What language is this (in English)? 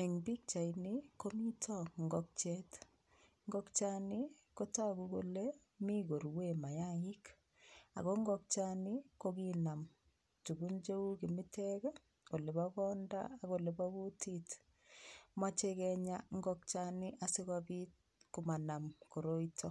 Kalenjin